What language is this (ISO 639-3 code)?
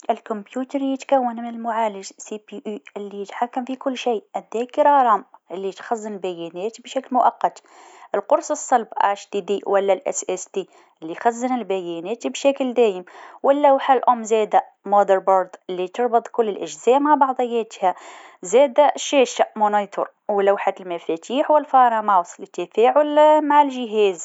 aeb